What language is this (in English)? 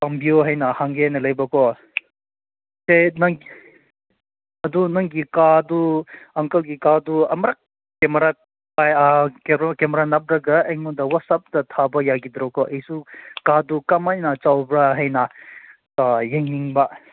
Manipuri